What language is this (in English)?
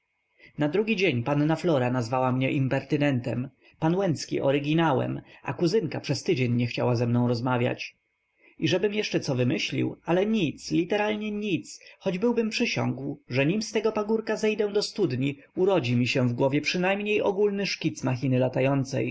Polish